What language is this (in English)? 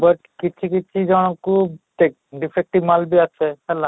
Odia